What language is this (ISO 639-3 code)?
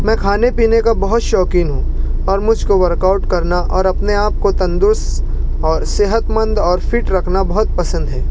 urd